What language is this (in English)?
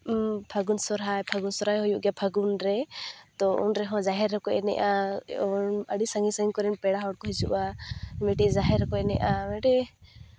Santali